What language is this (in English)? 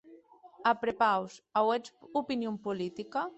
Occitan